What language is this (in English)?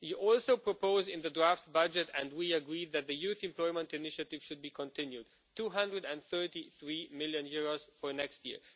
English